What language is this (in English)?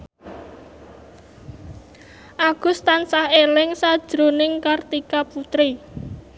Javanese